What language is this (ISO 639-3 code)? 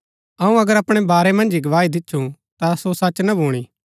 gbk